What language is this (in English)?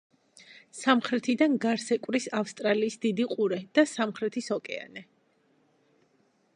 Georgian